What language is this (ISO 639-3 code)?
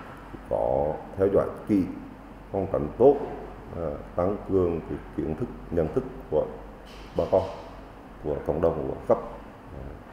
vie